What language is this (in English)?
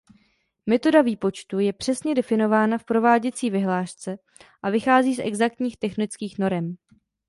Czech